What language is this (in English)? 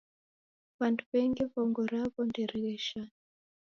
Taita